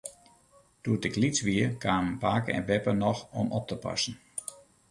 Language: Western Frisian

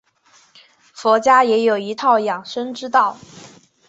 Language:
Chinese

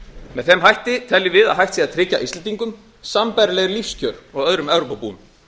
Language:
Icelandic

